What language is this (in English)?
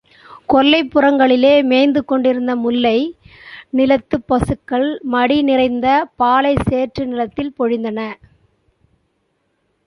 Tamil